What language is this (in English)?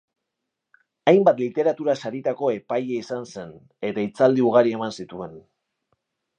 Basque